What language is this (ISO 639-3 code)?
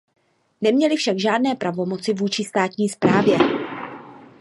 ces